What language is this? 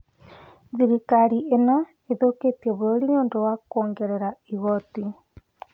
Kikuyu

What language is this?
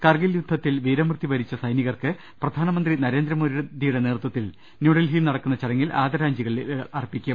Malayalam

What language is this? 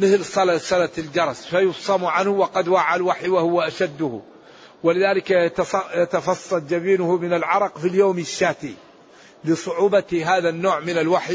Arabic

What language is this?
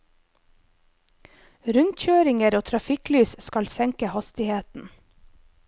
Norwegian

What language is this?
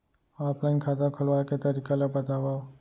Chhattisgarhi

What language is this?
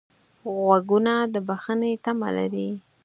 Pashto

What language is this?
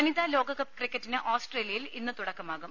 Malayalam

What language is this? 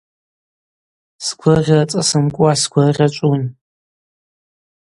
Abaza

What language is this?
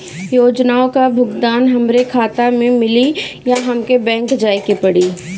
Bhojpuri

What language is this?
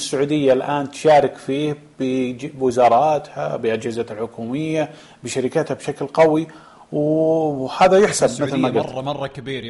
Arabic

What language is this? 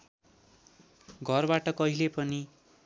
Nepali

